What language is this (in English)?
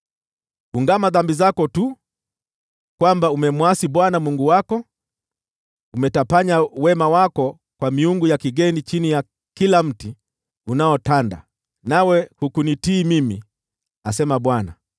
Swahili